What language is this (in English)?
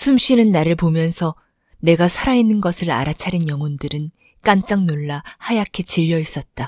Korean